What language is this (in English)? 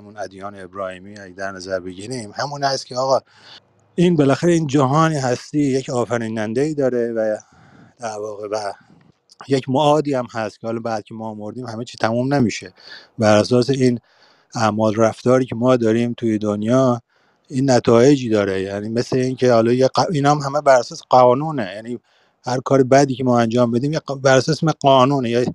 Persian